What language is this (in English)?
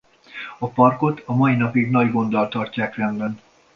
Hungarian